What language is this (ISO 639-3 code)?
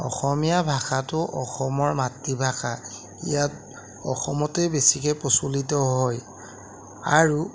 asm